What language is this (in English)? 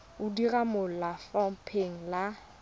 Tswana